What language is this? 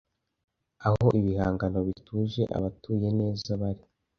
Kinyarwanda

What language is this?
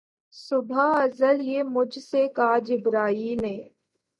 Urdu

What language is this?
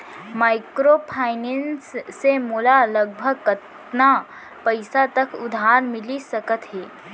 Chhattisgarhi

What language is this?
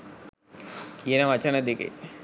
Sinhala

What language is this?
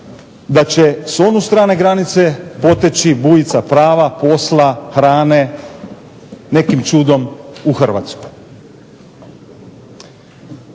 Croatian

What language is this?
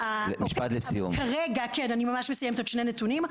Hebrew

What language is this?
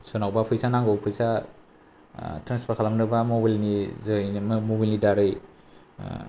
Bodo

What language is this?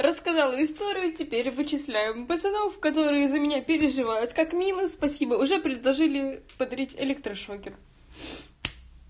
Russian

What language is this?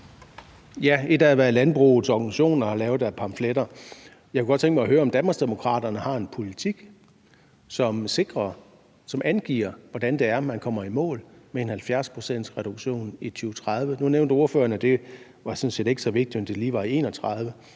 Danish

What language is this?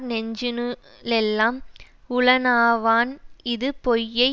Tamil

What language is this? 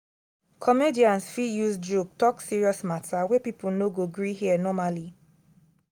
Nigerian Pidgin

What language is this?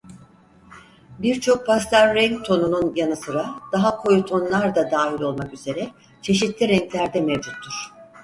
Turkish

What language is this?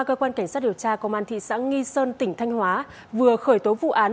Vietnamese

